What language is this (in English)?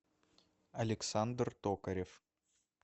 Russian